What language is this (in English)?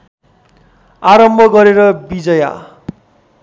Nepali